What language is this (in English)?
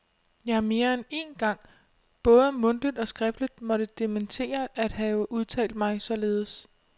Danish